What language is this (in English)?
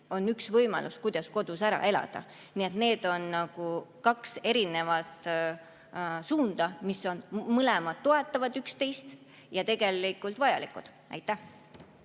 Estonian